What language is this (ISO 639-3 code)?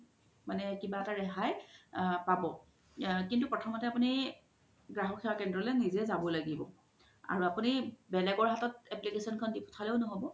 asm